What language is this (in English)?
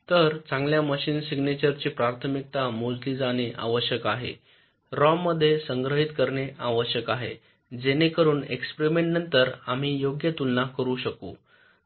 Marathi